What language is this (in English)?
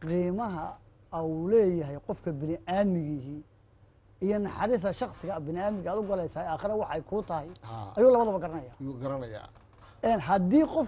Arabic